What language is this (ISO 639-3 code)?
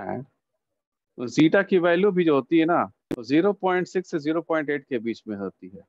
hin